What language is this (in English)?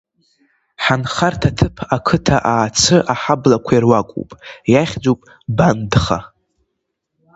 Abkhazian